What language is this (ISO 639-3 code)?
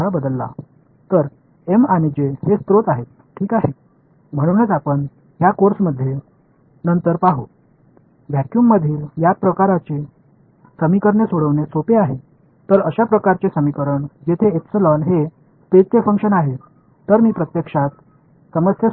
tam